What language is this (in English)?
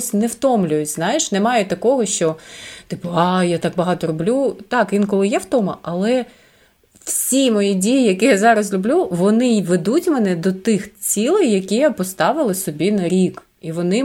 Ukrainian